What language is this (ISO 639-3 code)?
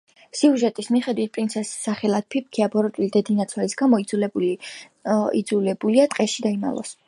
kat